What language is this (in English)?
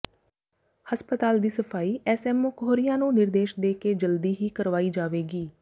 Punjabi